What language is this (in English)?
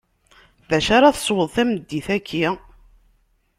Kabyle